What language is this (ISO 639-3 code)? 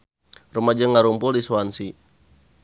sun